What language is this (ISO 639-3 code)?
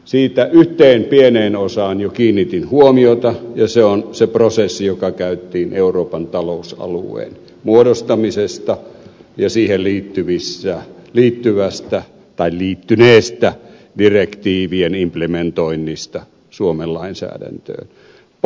fin